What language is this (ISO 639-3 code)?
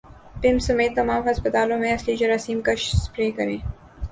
urd